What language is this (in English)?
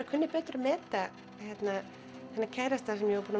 Icelandic